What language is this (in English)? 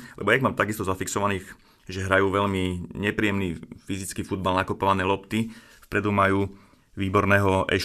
Slovak